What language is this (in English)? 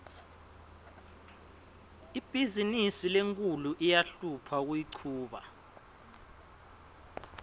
Swati